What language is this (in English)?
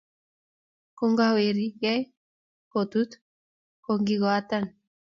Kalenjin